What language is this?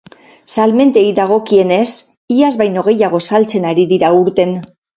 Basque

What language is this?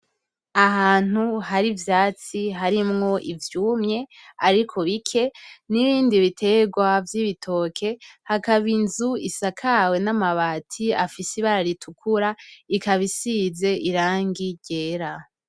Rundi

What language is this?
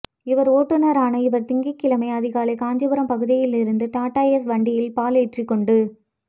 Tamil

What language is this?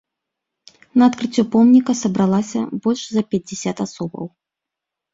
Belarusian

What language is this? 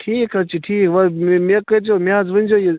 Kashmiri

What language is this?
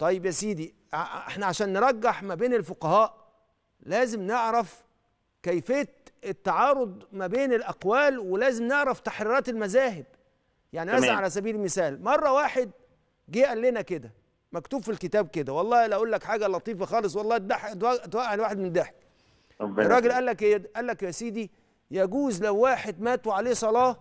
Arabic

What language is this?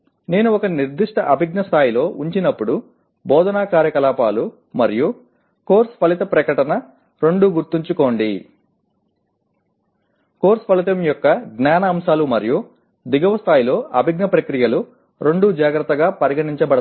Telugu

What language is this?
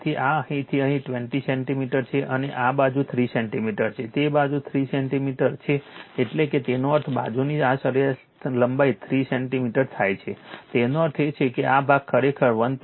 Gujarati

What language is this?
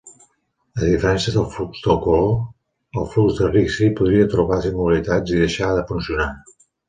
Catalan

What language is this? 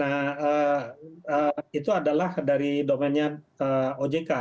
Indonesian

